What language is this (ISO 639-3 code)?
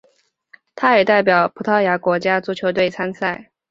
zho